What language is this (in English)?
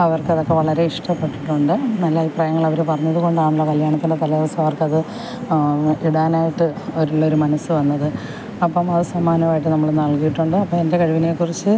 Malayalam